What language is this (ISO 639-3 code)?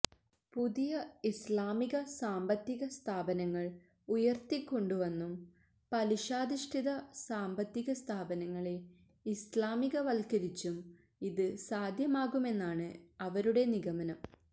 mal